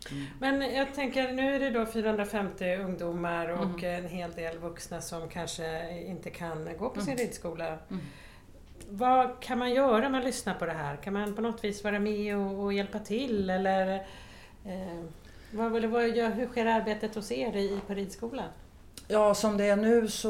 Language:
Swedish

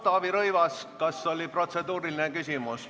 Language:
Estonian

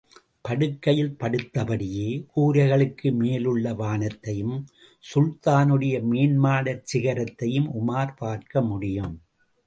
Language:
Tamil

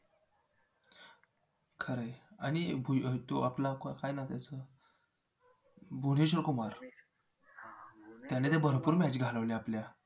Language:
Marathi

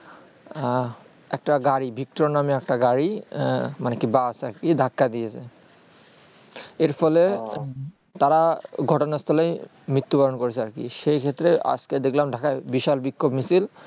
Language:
Bangla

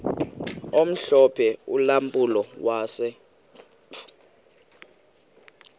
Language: Xhosa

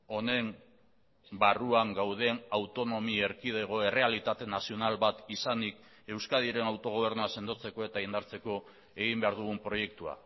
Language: Basque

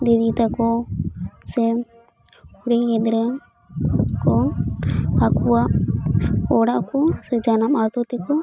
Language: Santali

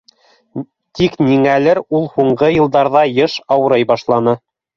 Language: Bashkir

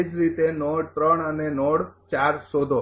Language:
Gujarati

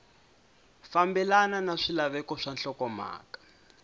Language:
Tsonga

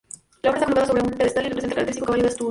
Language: Spanish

